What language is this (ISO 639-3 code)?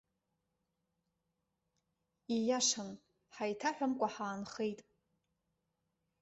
abk